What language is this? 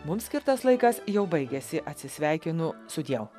Lithuanian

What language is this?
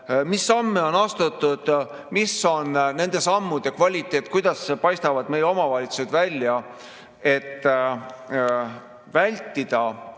Estonian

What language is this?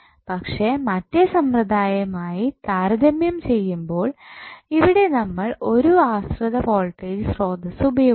Malayalam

